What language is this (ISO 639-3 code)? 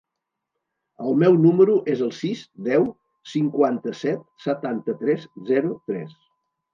cat